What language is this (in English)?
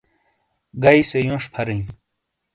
Shina